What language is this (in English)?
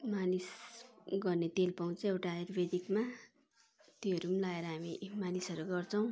Nepali